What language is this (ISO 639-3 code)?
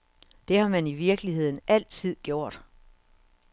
dan